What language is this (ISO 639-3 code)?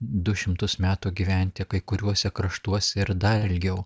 lit